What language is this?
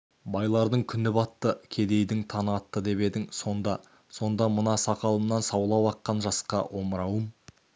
Kazakh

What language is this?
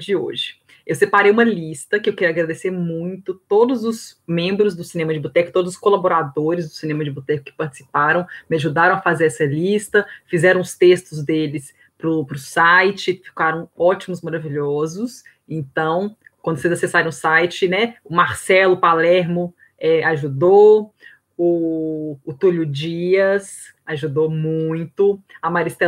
Portuguese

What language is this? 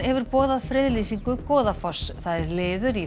Icelandic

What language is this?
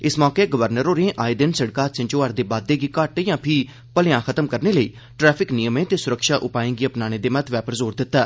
Dogri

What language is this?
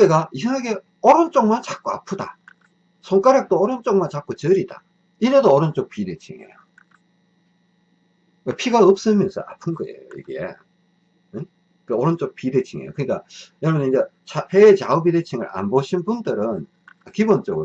Korean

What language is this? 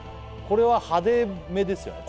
Japanese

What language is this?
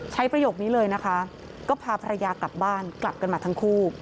Thai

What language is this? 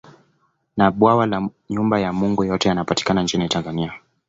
Swahili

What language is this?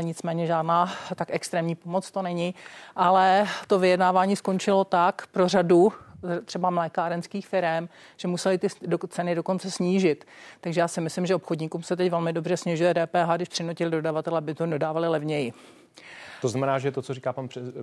Czech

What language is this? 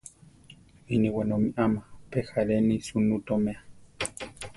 Central Tarahumara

